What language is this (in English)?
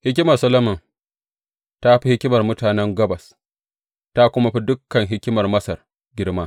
Hausa